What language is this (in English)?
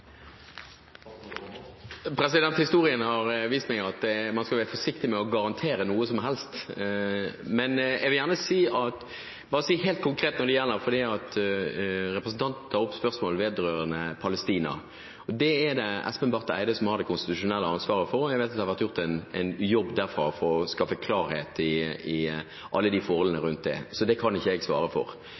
Norwegian Bokmål